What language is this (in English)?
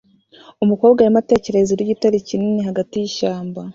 Kinyarwanda